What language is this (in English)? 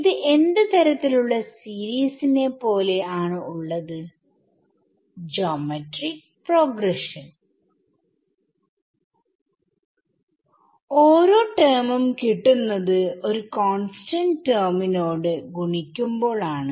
Malayalam